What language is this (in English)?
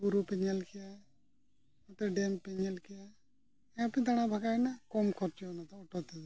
Santali